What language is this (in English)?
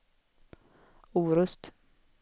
Swedish